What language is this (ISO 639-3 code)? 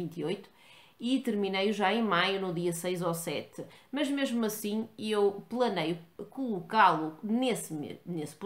por